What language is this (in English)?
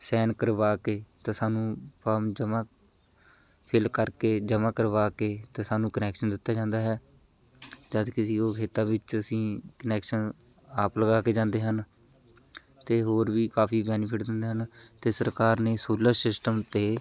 Punjabi